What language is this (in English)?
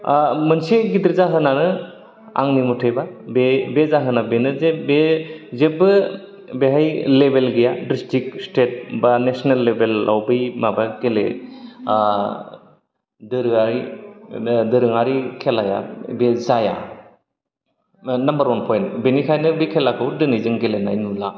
Bodo